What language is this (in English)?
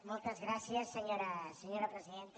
Catalan